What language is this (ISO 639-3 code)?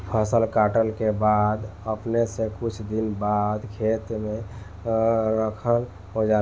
bho